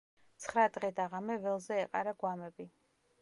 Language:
Georgian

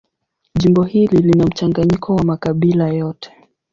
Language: Swahili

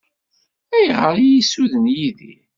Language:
Kabyle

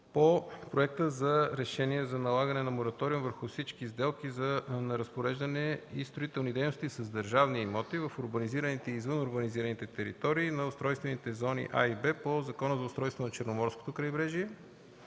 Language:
Bulgarian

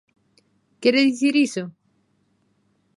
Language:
Galician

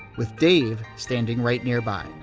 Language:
English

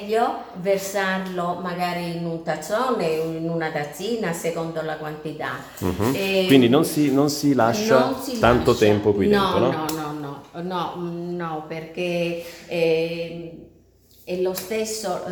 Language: Italian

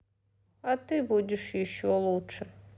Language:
Russian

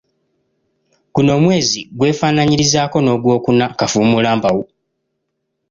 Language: Ganda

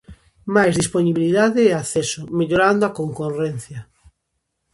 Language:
Galician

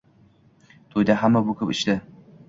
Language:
Uzbek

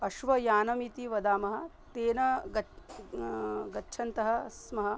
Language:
Sanskrit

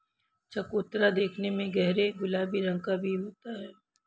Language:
Hindi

